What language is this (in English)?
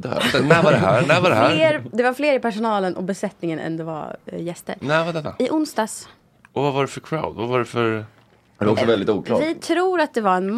Swedish